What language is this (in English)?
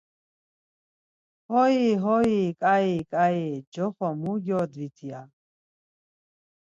Laz